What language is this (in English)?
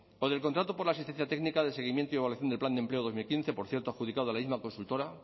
Spanish